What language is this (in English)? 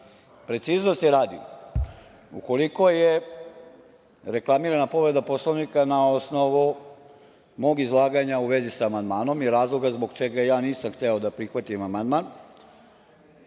Serbian